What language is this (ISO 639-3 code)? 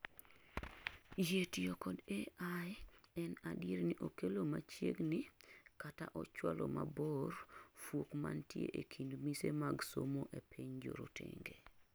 luo